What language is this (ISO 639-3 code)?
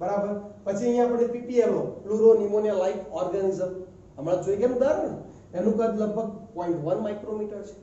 hin